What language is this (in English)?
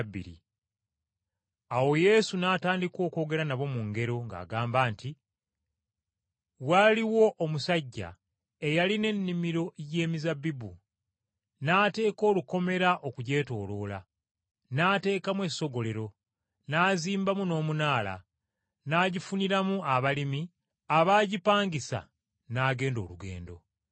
Ganda